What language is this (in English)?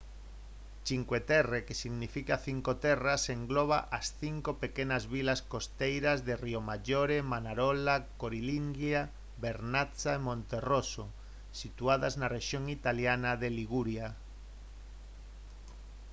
Galician